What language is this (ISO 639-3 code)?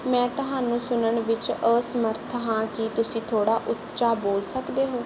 pan